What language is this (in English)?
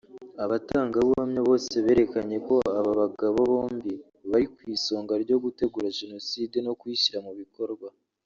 Kinyarwanda